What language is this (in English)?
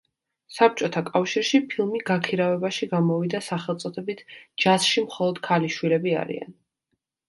Georgian